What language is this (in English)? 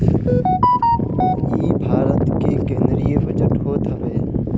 Bhojpuri